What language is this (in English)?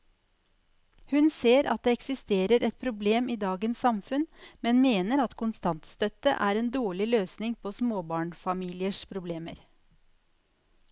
Norwegian